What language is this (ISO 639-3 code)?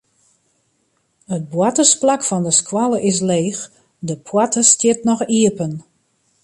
fry